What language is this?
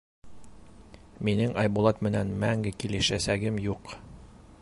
Bashkir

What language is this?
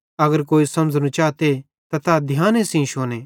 Bhadrawahi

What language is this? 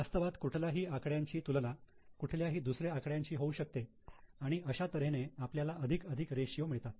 Marathi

